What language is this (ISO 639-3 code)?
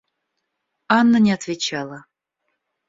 rus